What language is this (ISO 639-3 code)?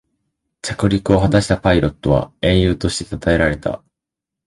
jpn